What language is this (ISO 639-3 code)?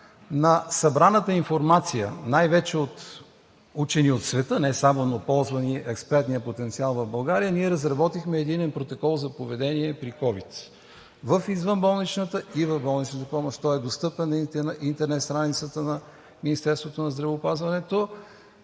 bul